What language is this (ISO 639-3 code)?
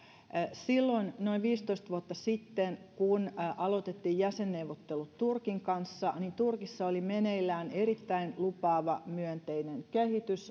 fin